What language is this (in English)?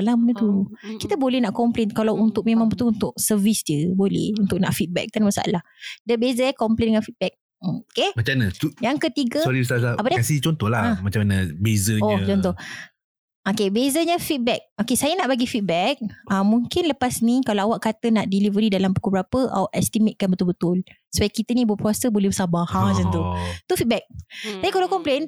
Malay